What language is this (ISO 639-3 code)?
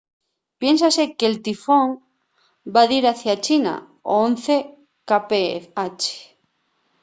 ast